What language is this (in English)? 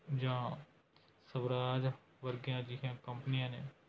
Punjabi